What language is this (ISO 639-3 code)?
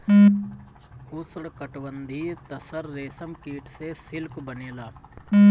bho